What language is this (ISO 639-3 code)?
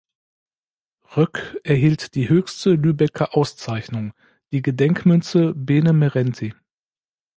deu